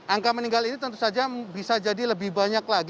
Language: Indonesian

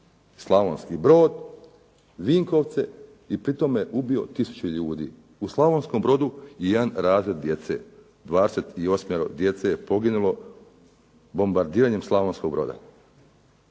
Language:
Croatian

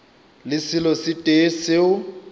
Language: Northern Sotho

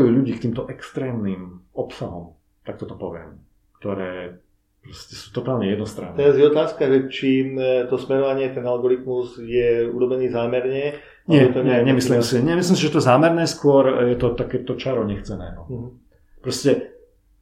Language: Slovak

